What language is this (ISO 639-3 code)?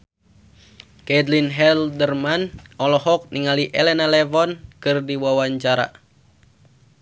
sun